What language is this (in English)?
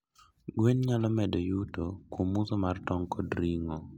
Luo (Kenya and Tanzania)